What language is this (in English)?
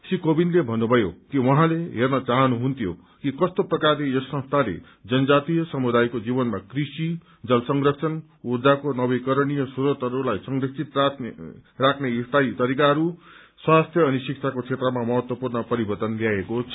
Nepali